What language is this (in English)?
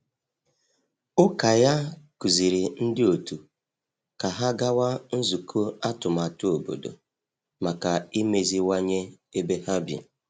Igbo